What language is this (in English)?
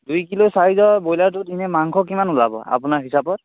Assamese